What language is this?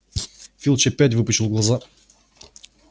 Russian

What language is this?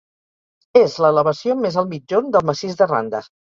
Catalan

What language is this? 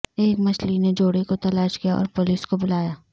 Urdu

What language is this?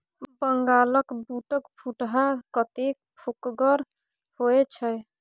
Maithili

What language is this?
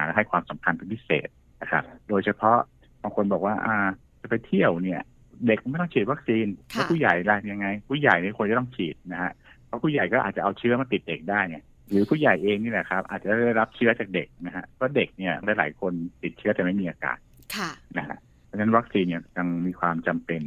Thai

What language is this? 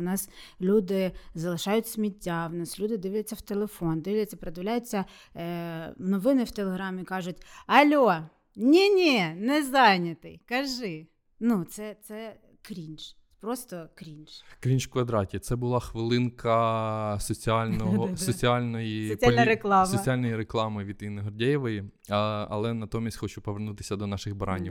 Ukrainian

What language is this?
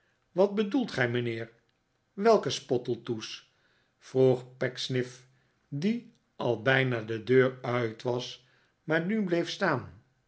Dutch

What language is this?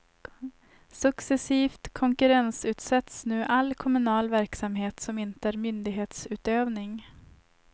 Swedish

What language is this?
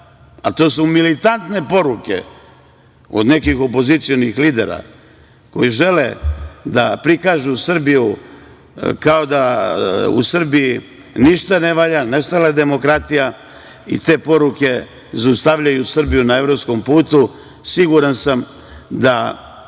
Serbian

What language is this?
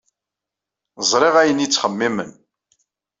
Kabyle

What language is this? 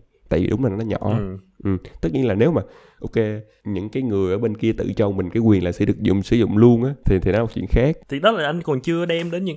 Vietnamese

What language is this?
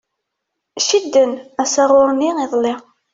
Kabyle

